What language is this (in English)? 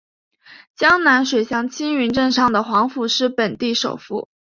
Chinese